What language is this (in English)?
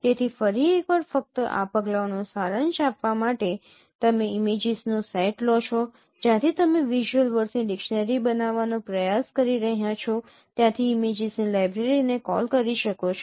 Gujarati